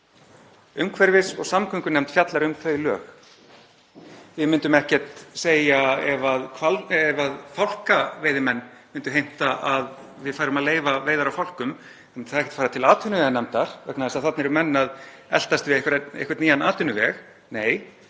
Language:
Icelandic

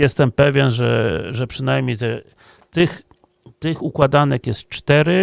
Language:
Polish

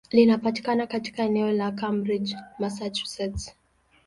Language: Swahili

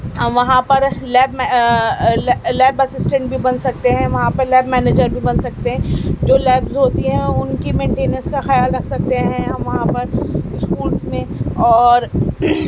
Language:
Urdu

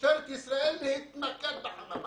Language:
Hebrew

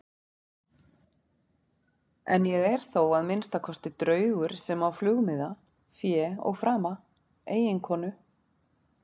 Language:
Icelandic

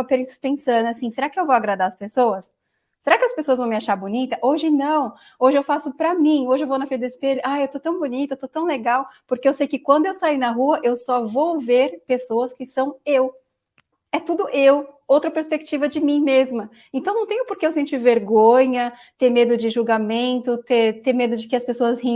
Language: Portuguese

